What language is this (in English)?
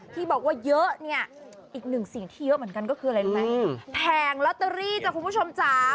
Thai